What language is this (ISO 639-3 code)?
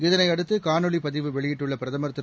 tam